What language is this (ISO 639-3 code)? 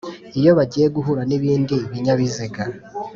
kin